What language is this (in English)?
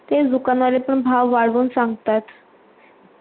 Marathi